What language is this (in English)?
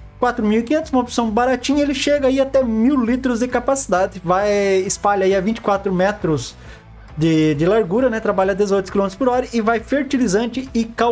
Portuguese